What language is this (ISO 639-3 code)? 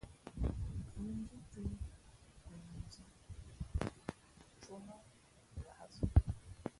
fmp